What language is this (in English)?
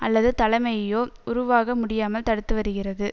Tamil